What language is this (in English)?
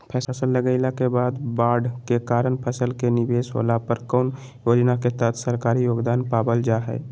Magahi